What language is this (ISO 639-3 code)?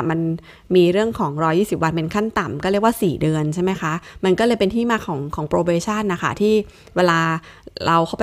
tha